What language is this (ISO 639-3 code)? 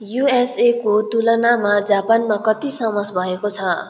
nep